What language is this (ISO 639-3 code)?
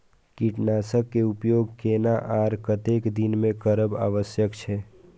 mai